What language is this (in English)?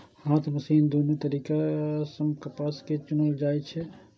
Maithili